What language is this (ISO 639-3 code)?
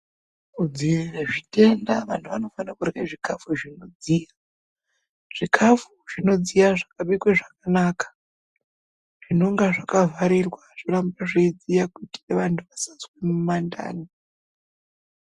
ndc